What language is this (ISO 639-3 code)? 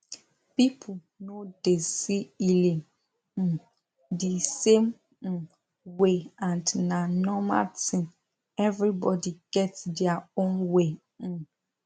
pcm